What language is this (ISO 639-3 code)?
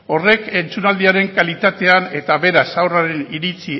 eus